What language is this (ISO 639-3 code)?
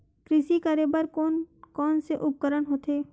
hne